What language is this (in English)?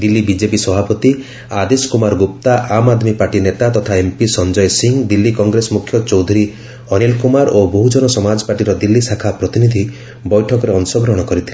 Odia